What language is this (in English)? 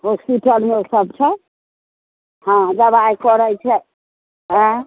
Maithili